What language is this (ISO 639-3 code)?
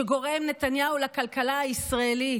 heb